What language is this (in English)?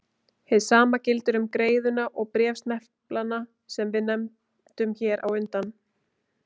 Icelandic